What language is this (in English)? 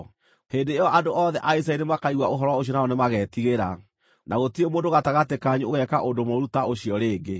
Kikuyu